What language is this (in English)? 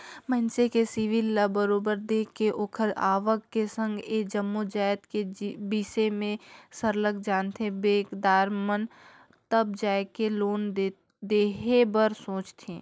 Chhattisgarhi